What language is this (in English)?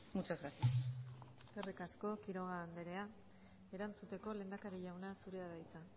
Basque